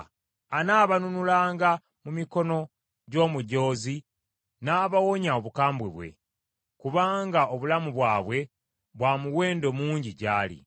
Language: Ganda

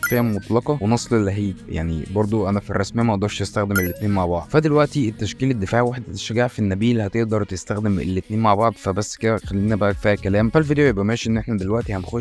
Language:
Arabic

